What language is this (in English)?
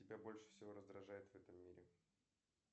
Russian